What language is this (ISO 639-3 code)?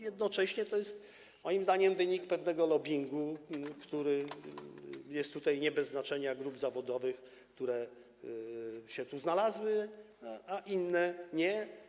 pol